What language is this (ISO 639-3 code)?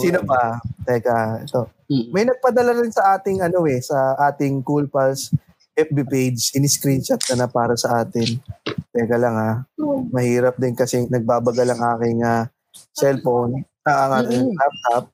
fil